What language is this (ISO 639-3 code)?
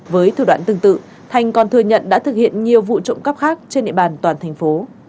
vie